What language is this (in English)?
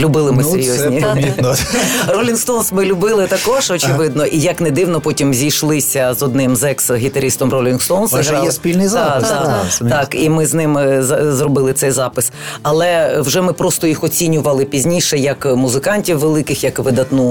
Ukrainian